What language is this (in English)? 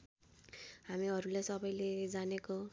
Nepali